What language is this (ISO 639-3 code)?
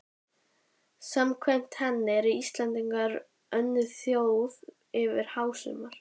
isl